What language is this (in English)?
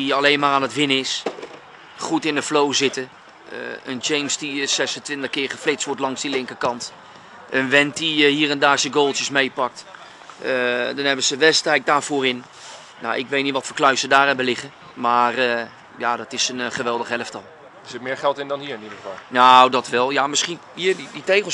Dutch